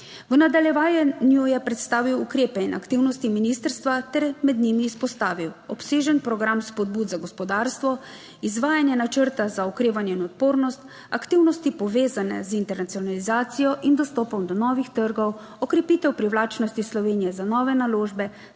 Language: Slovenian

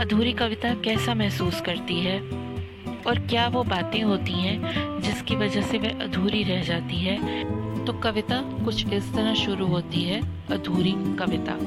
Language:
Hindi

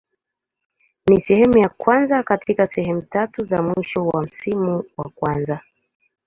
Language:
Swahili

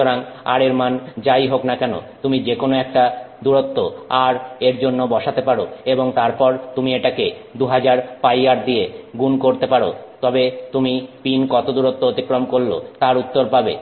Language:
Bangla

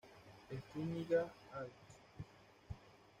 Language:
Spanish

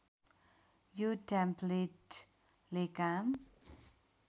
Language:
Nepali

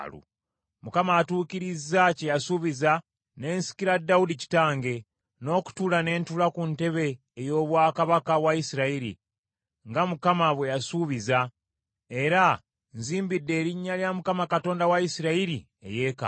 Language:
Ganda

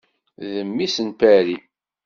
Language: Kabyle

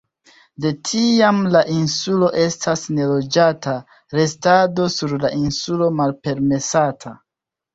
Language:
Esperanto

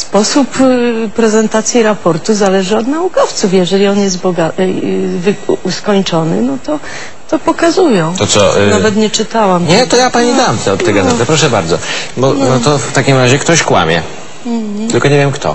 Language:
Polish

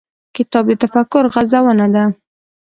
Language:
Pashto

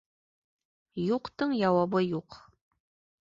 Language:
Bashkir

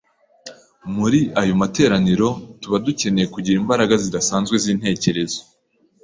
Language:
Kinyarwanda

